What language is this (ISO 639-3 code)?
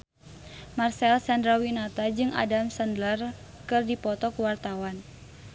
sun